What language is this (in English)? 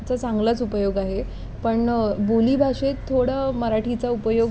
Marathi